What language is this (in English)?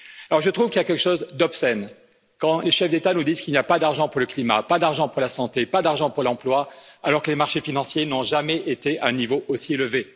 French